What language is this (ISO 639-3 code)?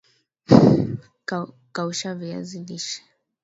swa